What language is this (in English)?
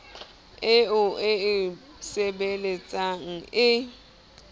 Southern Sotho